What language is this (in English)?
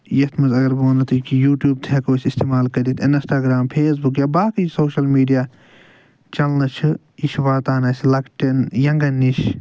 Kashmiri